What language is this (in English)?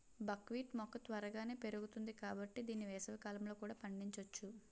Telugu